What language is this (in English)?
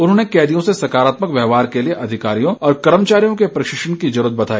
Hindi